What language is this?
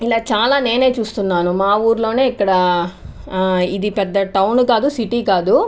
Telugu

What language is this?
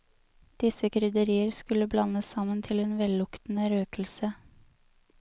Norwegian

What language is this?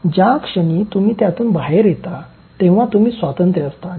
Marathi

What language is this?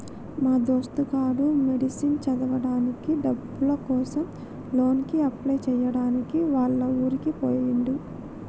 Telugu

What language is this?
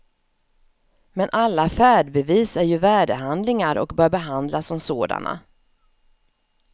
Swedish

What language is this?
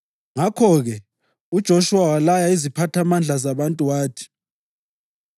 North Ndebele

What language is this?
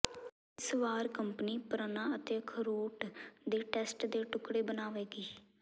Punjabi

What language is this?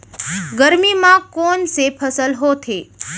Chhattisgarhi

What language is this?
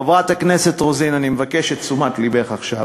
Hebrew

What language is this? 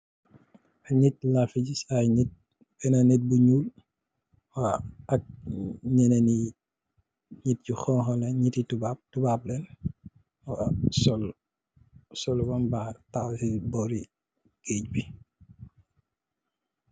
Wolof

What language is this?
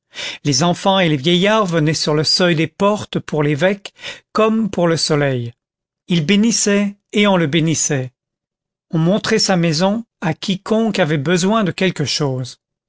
French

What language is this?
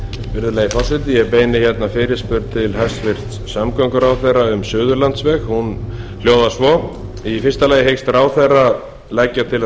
Icelandic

